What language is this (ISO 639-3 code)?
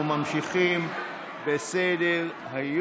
heb